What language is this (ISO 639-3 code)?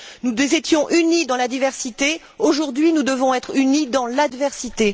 fra